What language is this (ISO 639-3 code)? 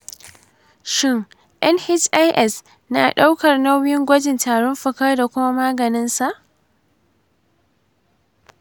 hau